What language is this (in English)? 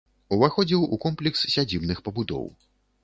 Belarusian